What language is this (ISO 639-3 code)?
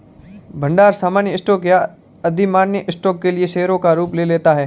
hin